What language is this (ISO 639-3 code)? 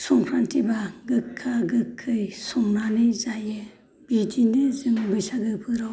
brx